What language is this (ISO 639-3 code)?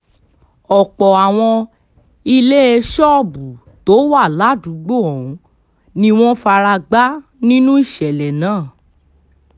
yor